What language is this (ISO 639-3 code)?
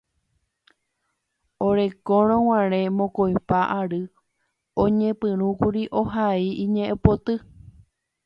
grn